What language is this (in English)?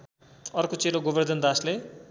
Nepali